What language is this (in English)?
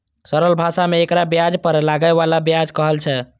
Maithili